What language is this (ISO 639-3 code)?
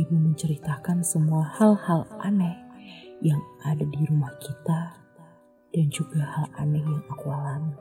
ind